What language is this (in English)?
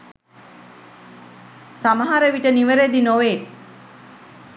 Sinhala